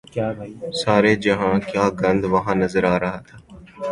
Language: Urdu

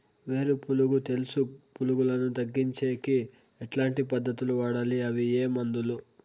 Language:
Telugu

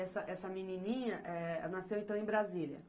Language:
Portuguese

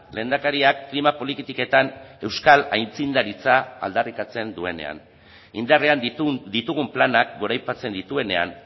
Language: Basque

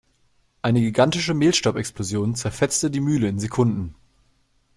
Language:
German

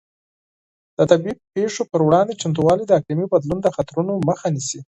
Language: Pashto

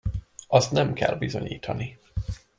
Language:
Hungarian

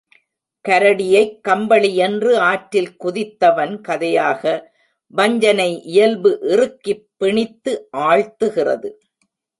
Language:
Tamil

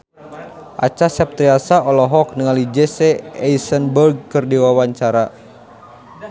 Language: Sundanese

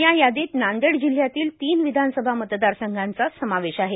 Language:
Marathi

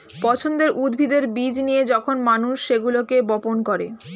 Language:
Bangla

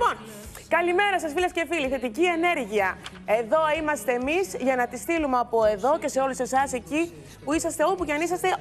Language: Greek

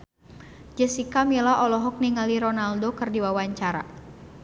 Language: Sundanese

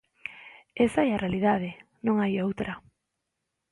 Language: Galician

